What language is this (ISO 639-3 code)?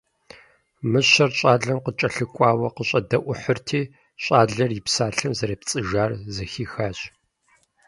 kbd